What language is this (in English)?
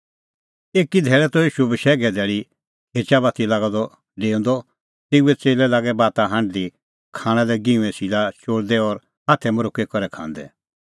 Kullu Pahari